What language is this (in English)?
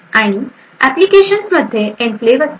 Marathi